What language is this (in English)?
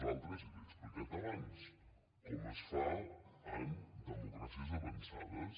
Catalan